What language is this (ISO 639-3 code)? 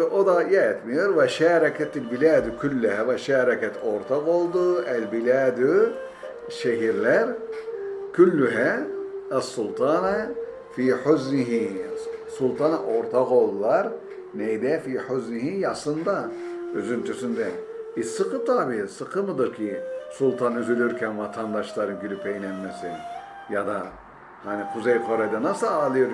tur